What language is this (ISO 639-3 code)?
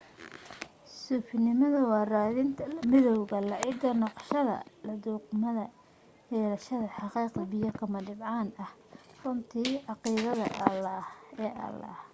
som